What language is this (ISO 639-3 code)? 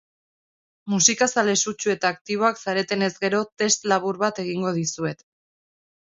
eus